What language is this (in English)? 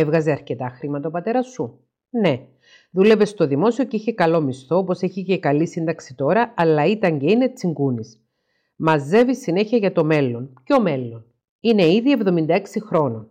Greek